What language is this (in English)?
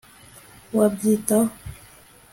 Kinyarwanda